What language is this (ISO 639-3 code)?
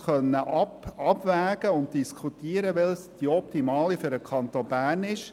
gsw